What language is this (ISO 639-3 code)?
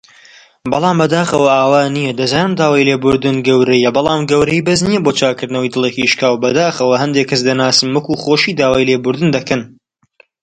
ckb